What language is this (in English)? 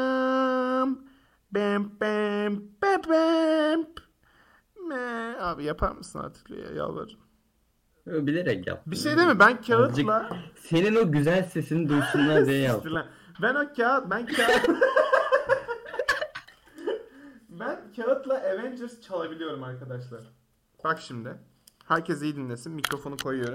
Turkish